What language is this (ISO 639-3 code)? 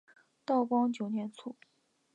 zho